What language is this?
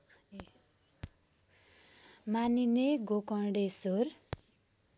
Nepali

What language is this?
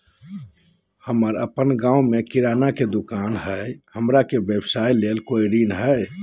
Magahi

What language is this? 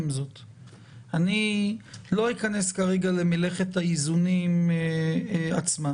Hebrew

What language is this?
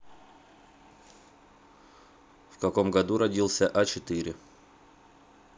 Russian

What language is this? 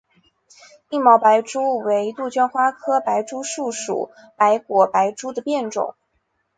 Chinese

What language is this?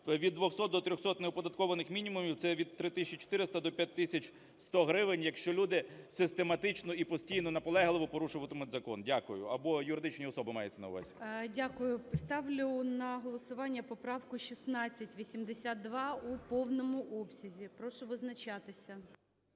Ukrainian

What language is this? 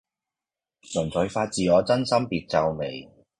Cantonese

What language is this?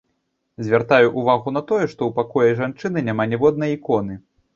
Belarusian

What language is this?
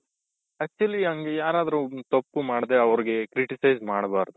Kannada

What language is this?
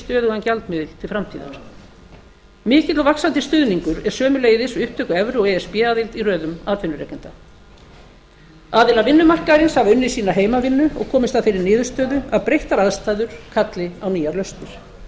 Icelandic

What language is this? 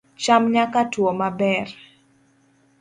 Luo (Kenya and Tanzania)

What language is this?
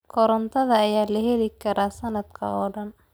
Somali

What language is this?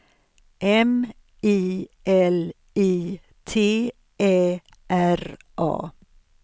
Swedish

